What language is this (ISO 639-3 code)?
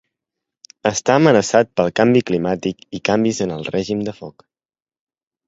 cat